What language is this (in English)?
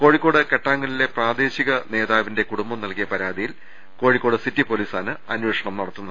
Malayalam